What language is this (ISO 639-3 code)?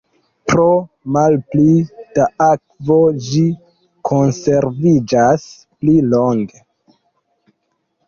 epo